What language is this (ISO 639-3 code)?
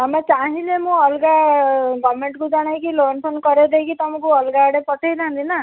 ori